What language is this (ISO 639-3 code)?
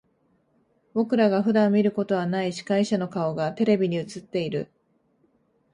jpn